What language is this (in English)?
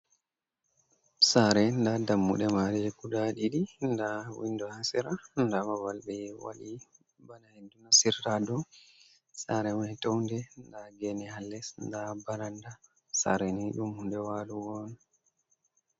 Fula